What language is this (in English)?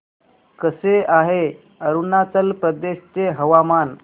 Marathi